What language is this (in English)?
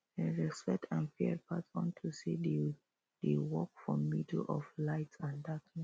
Nigerian Pidgin